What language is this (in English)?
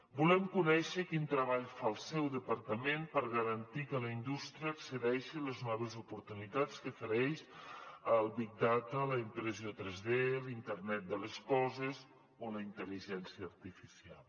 Catalan